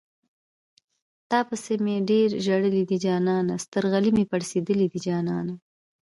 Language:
Pashto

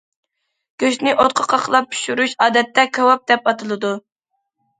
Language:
Uyghur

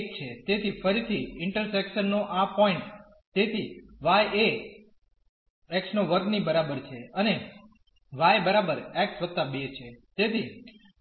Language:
Gujarati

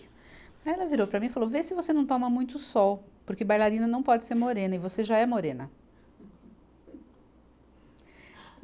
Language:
Portuguese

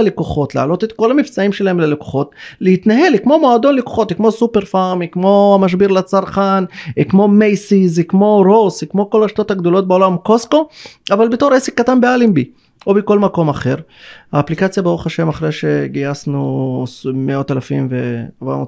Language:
Hebrew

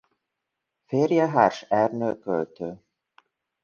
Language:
Hungarian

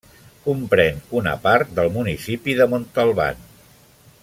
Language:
Catalan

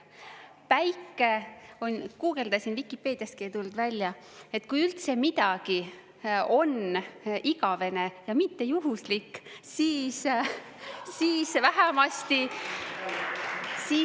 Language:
Estonian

